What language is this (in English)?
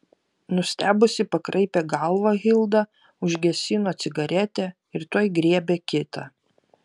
Lithuanian